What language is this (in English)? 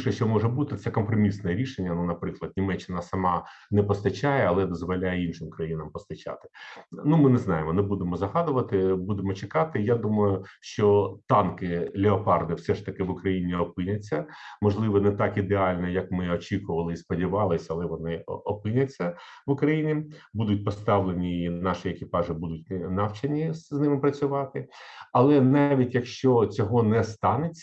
Ukrainian